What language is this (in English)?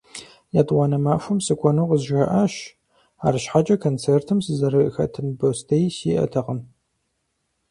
Kabardian